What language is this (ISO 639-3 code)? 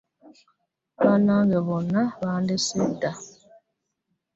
lug